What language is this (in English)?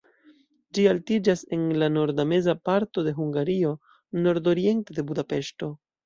Esperanto